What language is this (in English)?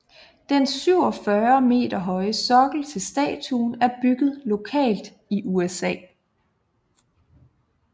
Danish